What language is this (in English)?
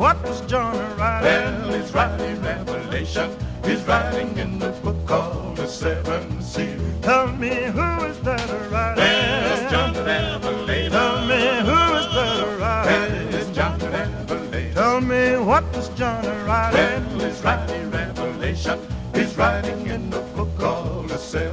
Italian